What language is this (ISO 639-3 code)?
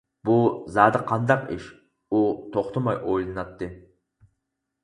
uig